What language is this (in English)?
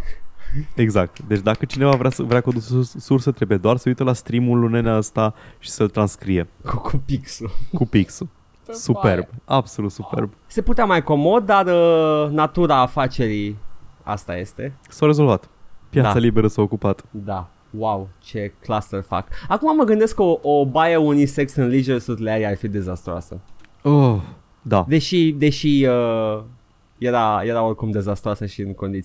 Romanian